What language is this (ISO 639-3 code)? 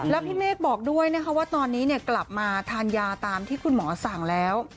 tha